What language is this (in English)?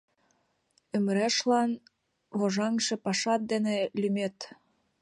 Mari